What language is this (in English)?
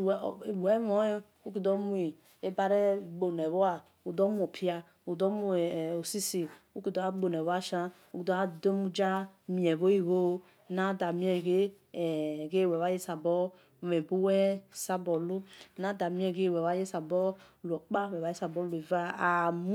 Esan